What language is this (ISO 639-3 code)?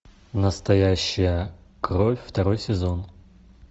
rus